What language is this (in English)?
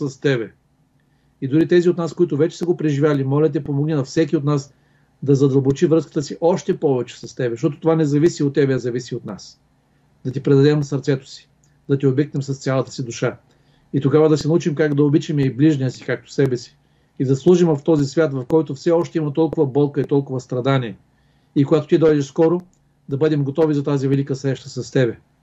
Bulgarian